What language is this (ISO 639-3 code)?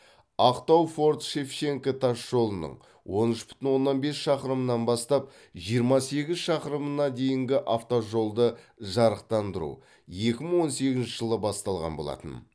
kaz